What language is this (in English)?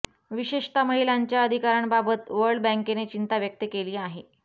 Marathi